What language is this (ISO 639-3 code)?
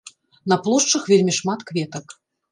bel